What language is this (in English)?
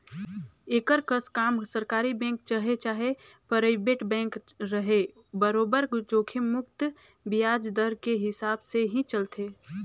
Chhattisgarhi